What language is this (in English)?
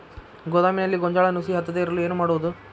Kannada